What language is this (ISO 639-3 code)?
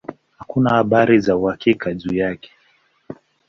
swa